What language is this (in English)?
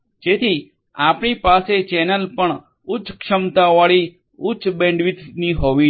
Gujarati